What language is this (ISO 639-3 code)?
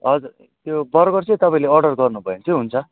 nep